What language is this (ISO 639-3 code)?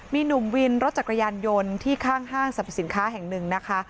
tha